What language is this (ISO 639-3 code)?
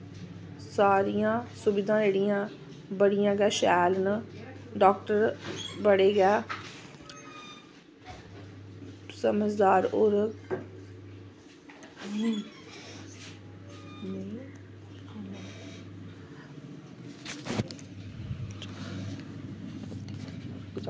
doi